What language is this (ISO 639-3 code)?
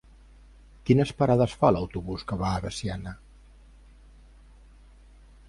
cat